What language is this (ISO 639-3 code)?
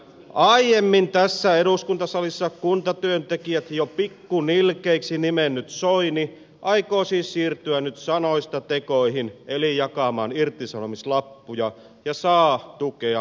fin